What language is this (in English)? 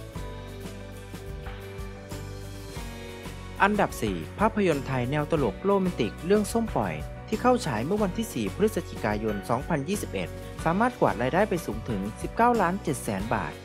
Thai